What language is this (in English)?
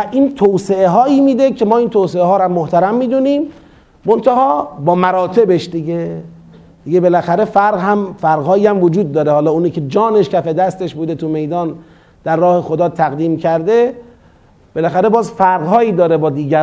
Persian